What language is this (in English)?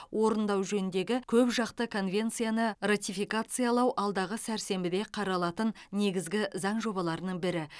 Kazakh